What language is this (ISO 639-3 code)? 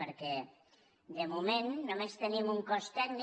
cat